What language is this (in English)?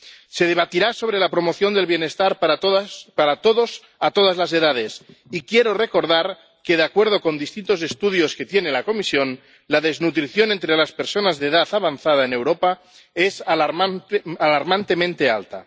Spanish